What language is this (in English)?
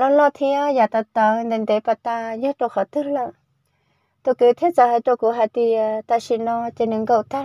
Vietnamese